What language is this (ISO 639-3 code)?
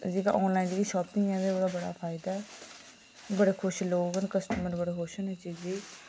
doi